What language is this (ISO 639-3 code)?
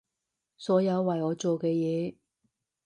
yue